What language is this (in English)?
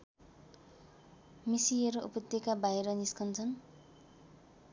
Nepali